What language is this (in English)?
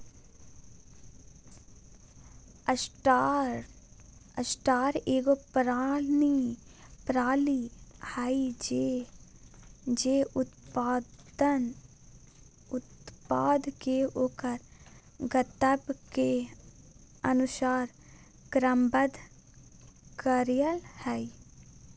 Magahi